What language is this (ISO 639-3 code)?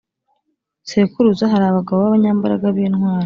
kin